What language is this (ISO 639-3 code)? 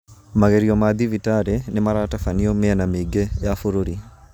kik